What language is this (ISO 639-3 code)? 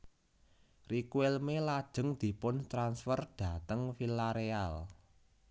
jav